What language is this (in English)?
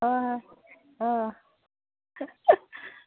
Manipuri